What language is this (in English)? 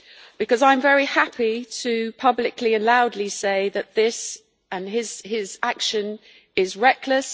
English